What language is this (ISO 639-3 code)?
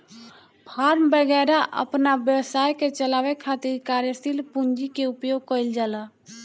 bho